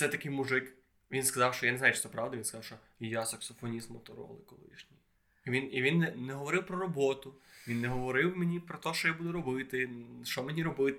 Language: Ukrainian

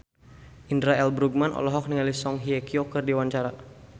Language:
Sundanese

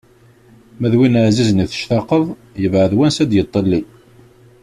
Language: Kabyle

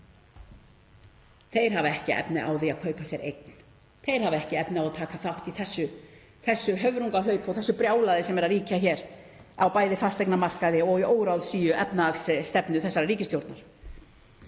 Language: Icelandic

